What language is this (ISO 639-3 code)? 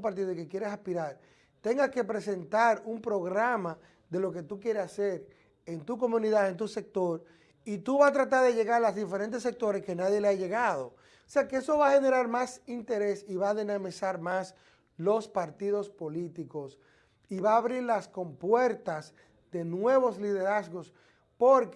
spa